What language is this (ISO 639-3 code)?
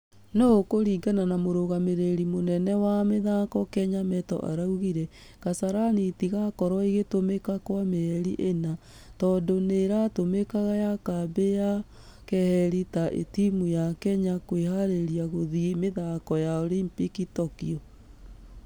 kik